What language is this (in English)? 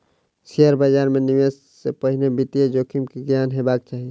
Maithili